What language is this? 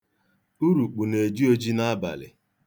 Igbo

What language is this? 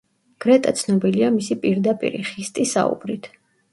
Georgian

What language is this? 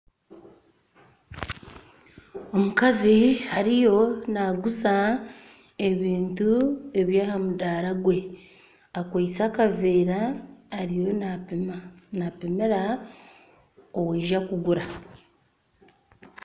Nyankole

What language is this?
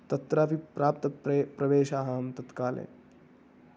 Sanskrit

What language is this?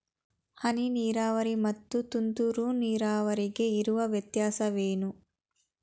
Kannada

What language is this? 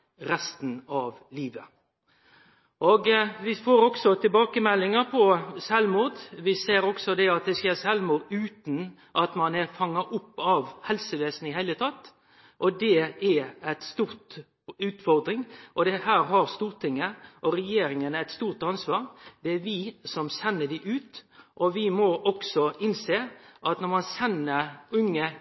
Norwegian Nynorsk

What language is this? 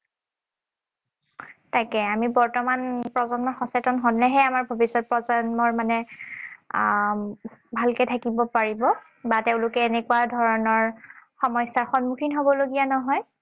Assamese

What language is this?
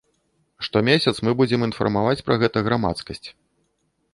Belarusian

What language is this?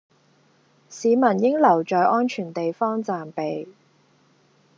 Cantonese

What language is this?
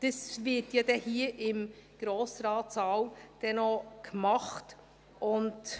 Swiss German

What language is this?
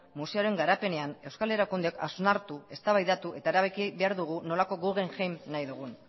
Basque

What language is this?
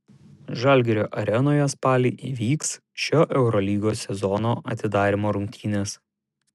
Lithuanian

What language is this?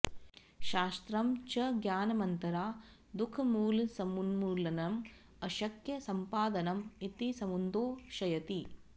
Sanskrit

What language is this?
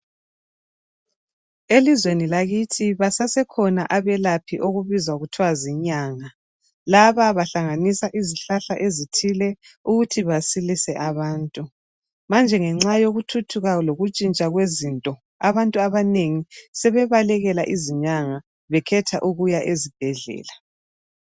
North Ndebele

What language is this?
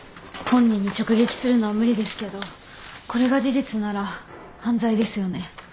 Japanese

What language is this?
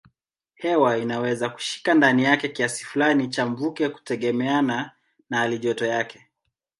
Swahili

